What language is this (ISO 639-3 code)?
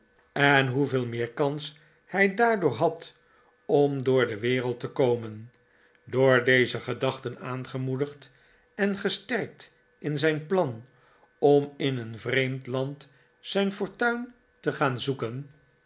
nld